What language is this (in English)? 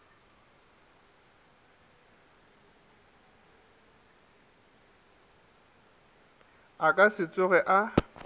Northern Sotho